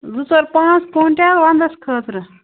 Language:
Kashmiri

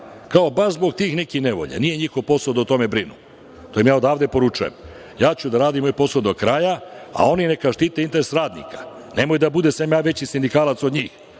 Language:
Serbian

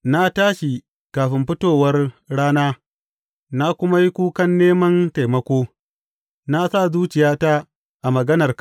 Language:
Hausa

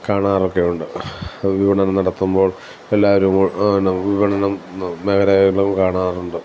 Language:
Malayalam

